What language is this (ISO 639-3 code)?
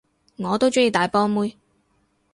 yue